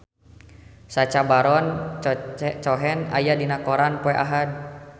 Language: Sundanese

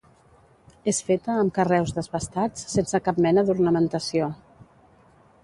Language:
Catalan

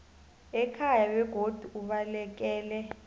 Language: South Ndebele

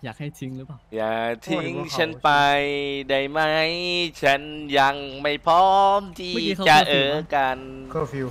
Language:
Thai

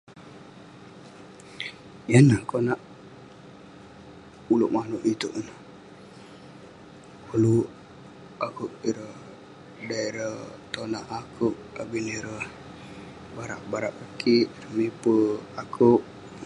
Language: Western Penan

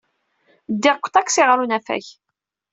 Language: Kabyle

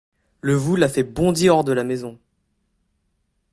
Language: French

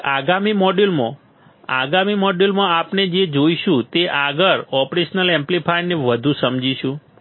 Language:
Gujarati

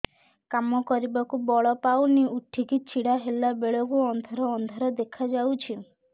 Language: Odia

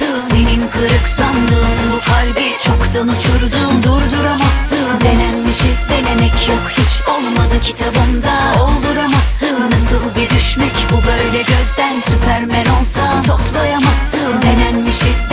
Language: Turkish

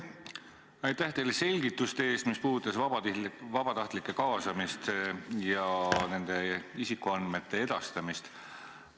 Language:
Estonian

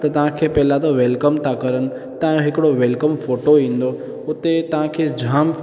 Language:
Sindhi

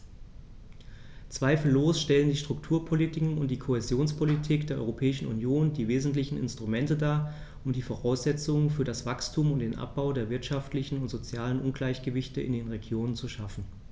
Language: German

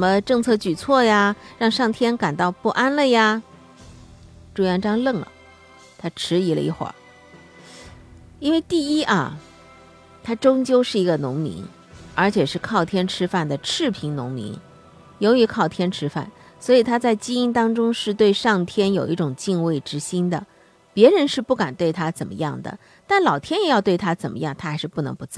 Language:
Chinese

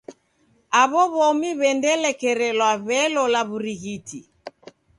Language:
Taita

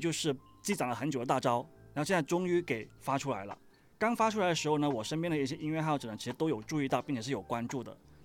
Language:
Chinese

